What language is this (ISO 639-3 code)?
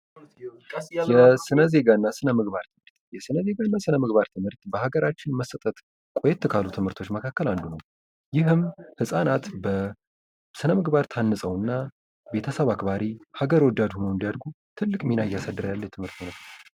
amh